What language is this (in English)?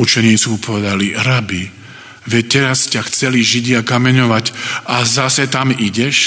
Slovak